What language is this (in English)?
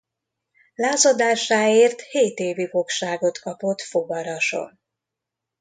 Hungarian